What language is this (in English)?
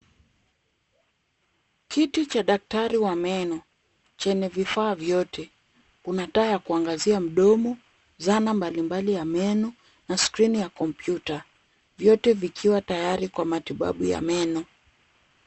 Swahili